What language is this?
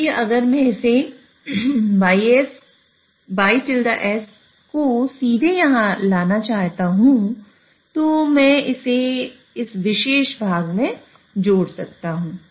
Hindi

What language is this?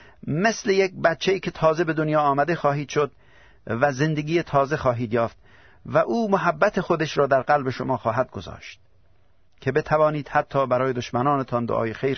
Persian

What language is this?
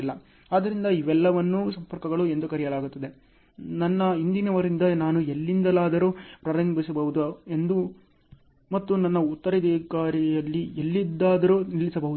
Kannada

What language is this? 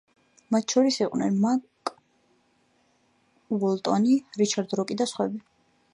Georgian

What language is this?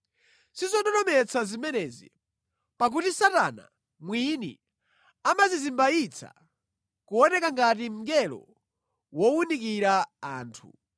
Nyanja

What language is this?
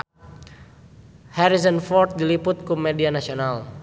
Sundanese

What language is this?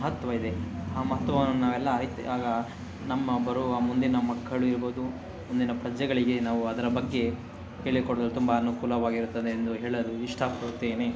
Kannada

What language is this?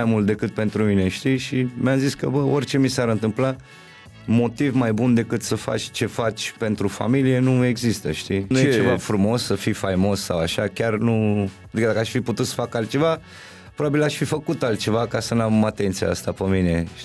Romanian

